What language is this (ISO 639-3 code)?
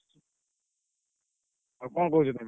ori